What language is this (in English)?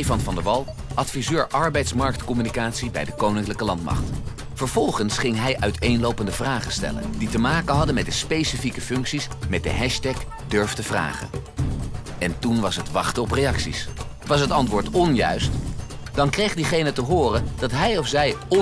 Dutch